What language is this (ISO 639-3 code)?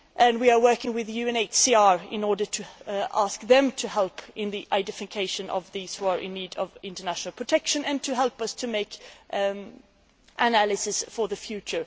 eng